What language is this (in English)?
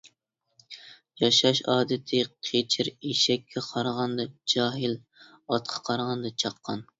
Uyghur